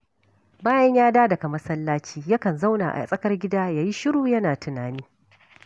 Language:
Hausa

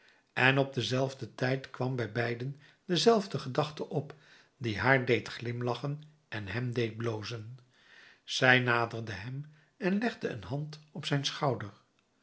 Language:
Dutch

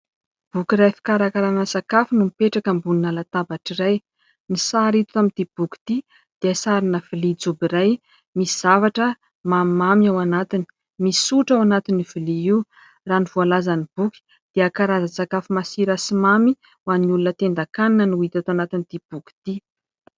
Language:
Malagasy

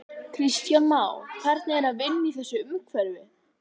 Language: Icelandic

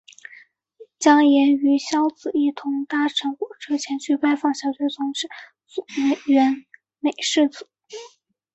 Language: Chinese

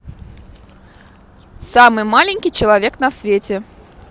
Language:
Russian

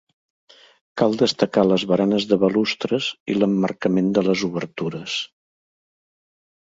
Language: Catalan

